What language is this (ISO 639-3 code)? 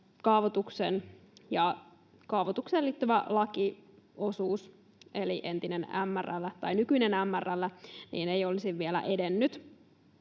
fin